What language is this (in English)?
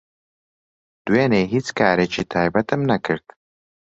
Central Kurdish